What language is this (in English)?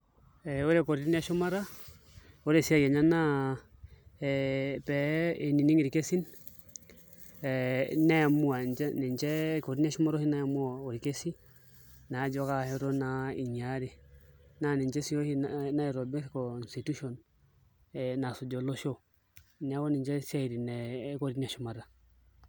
Masai